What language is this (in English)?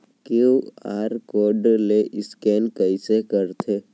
Chhattisgarhi